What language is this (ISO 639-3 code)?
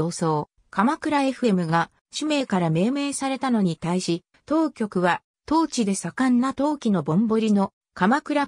jpn